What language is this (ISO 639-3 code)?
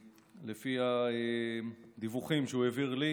heb